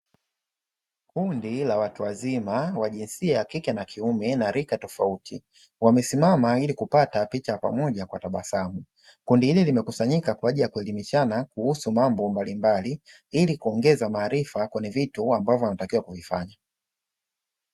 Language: Swahili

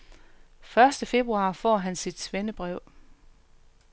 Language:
Danish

